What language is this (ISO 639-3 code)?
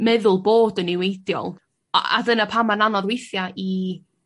cym